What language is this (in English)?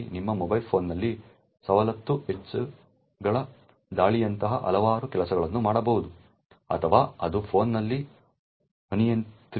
Kannada